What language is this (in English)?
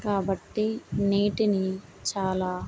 Telugu